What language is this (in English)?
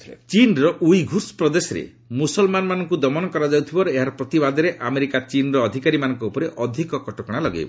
Odia